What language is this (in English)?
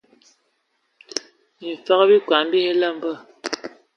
Ewondo